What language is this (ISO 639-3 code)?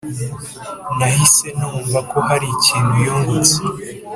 kin